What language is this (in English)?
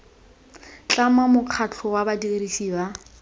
Tswana